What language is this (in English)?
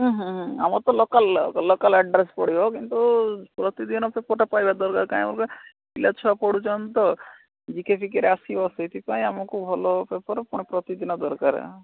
Odia